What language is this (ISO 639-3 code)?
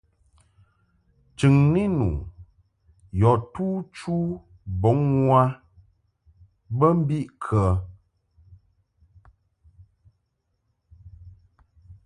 mhk